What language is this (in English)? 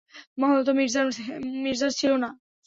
Bangla